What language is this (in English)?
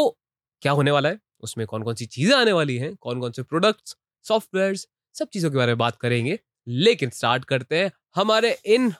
Hindi